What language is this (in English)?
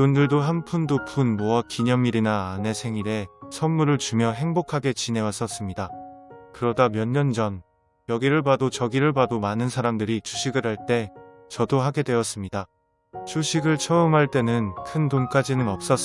Korean